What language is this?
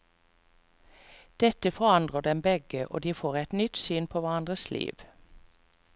Norwegian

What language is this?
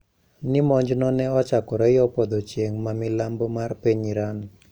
Luo (Kenya and Tanzania)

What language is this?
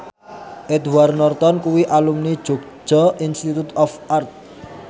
Javanese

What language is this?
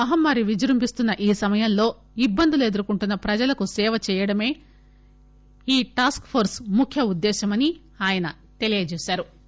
Telugu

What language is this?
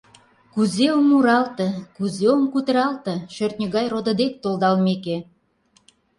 Mari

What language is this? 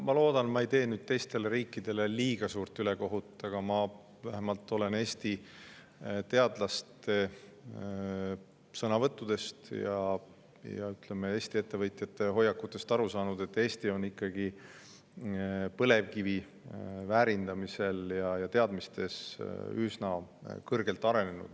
Estonian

